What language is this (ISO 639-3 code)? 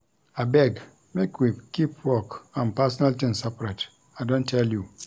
pcm